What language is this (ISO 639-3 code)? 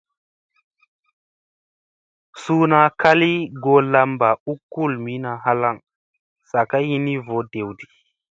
mse